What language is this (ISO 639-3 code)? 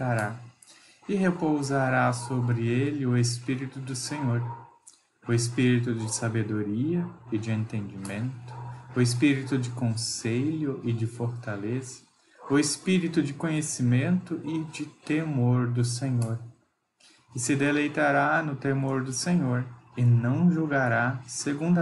por